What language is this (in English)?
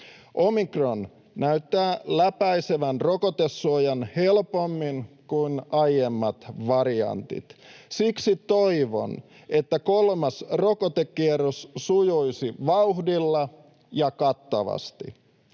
Finnish